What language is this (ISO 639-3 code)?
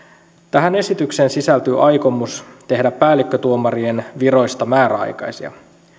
fin